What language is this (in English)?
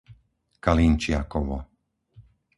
Slovak